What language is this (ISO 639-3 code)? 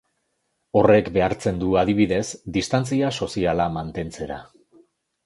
eus